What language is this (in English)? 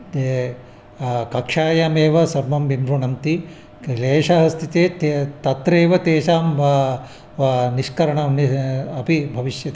Sanskrit